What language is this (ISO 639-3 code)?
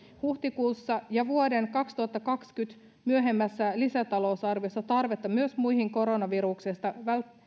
fin